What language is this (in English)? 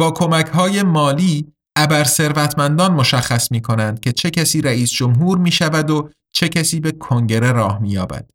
Persian